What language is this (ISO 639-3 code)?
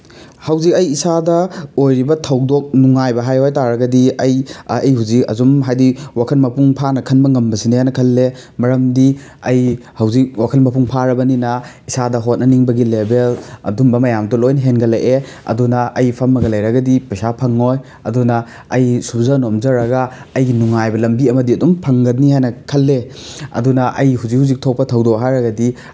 mni